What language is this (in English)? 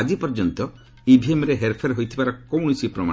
Odia